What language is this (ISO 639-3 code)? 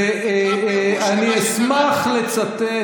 heb